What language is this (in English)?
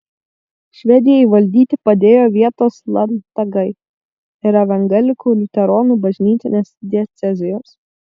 Lithuanian